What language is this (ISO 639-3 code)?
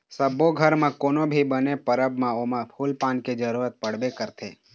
hne